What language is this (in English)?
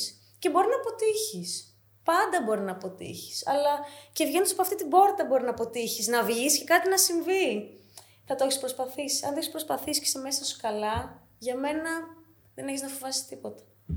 Greek